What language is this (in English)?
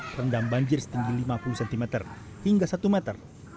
Indonesian